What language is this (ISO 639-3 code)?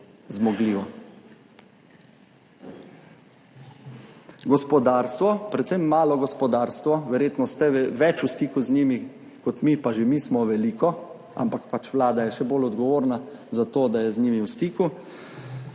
slv